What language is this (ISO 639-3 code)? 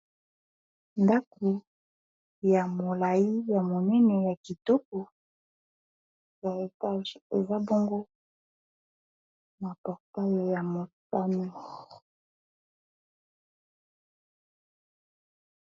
lin